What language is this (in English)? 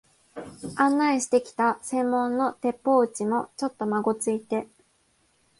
Japanese